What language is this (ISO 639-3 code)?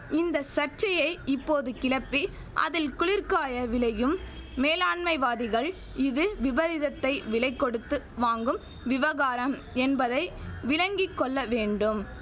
tam